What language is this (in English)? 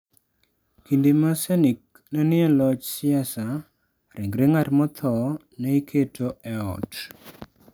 Luo (Kenya and Tanzania)